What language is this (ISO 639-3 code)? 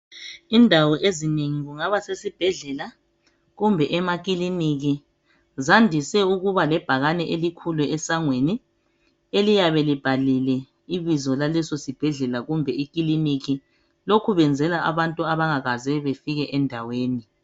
nde